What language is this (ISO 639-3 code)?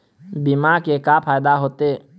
hne